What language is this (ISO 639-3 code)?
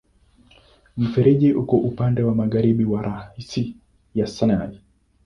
swa